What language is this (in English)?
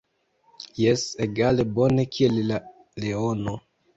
Esperanto